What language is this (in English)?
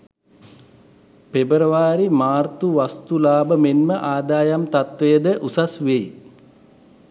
Sinhala